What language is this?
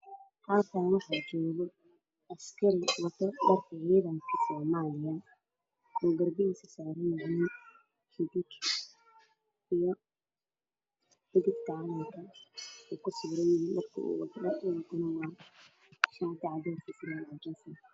Somali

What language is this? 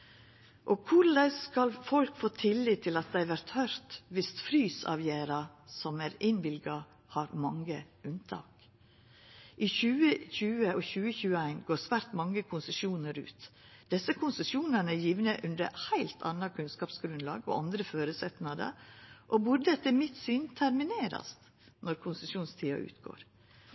Norwegian Nynorsk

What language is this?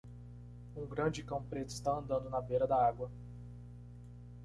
Portuguese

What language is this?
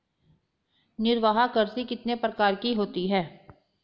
Hindi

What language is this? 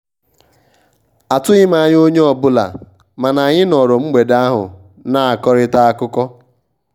Igbo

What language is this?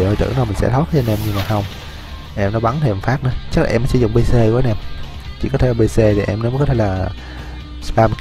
Vietnamese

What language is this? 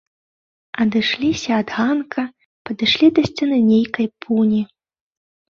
Belarusian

